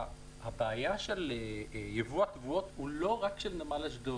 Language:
Hebrew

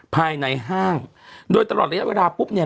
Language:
Thai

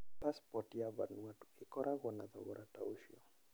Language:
Kikuyu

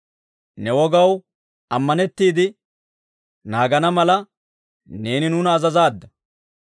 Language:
Dawro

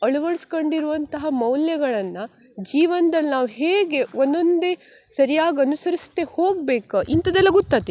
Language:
Kannada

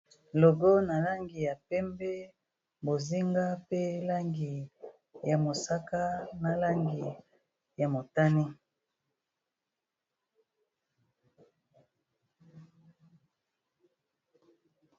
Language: Lingala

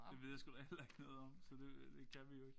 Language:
Danish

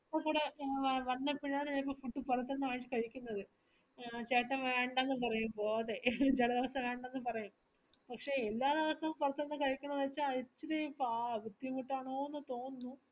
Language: Malayalam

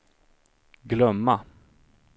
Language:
Swedish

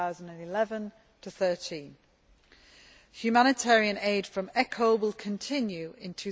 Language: English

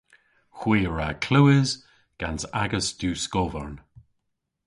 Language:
Cornish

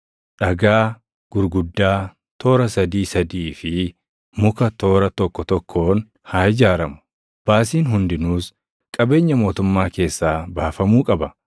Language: Oromo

